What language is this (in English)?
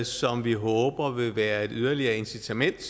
Danish